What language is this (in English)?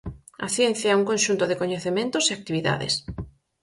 Galician